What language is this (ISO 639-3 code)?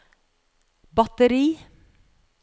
nor